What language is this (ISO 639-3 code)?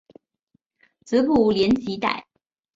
zho